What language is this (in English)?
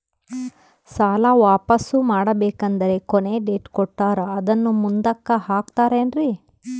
Kannada